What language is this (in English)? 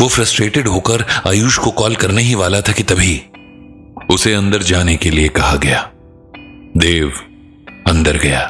Hindi